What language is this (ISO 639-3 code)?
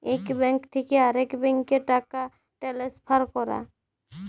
ben